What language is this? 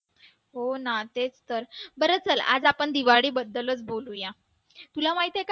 Marathi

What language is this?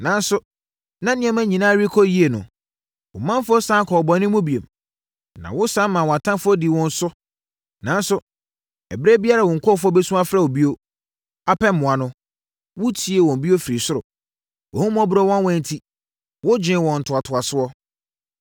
Akan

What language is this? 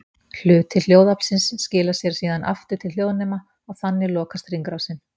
Icelandic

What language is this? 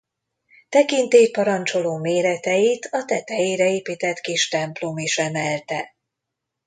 Hungarian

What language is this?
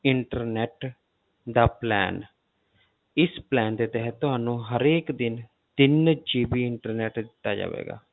Punjabi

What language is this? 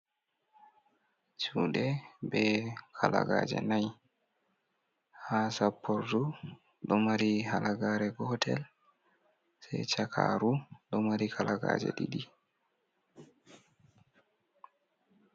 Fula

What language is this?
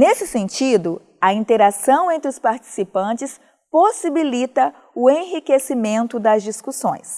Portuguese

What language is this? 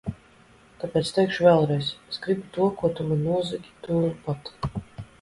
Latvian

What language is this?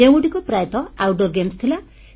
Odia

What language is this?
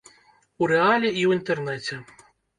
Belarusian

